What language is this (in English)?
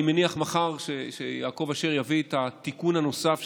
Hebrew